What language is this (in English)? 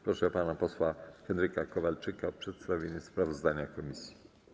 Polish